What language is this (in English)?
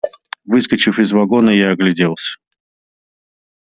Russian